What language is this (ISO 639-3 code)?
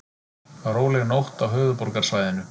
isl